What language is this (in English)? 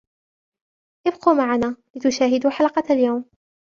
Arabic